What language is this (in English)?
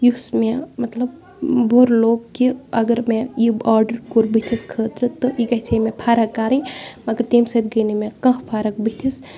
Kashmiri